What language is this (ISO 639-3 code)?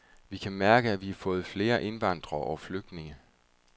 dan